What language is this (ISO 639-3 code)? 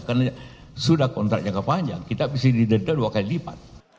ind